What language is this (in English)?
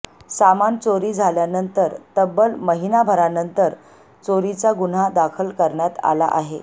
Marathi